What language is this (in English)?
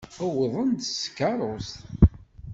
Kabyle